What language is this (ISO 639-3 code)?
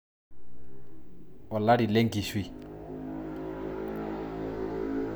mas